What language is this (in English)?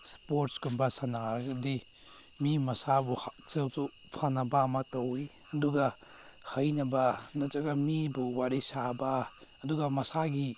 Manipuri